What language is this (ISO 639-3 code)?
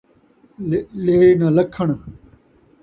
skr